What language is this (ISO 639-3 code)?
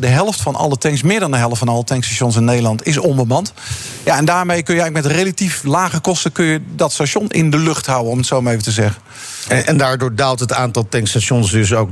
nld